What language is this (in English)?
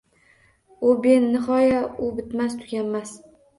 Uzbek